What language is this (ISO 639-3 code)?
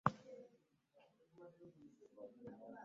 lug